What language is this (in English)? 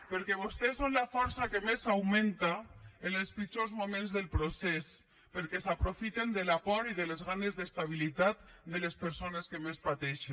Catalan